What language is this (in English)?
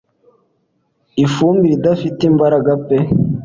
Kinyarwanda